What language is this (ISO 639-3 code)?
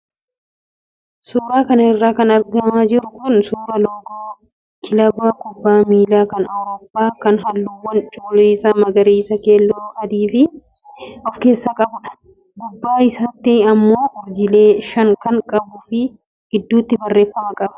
orm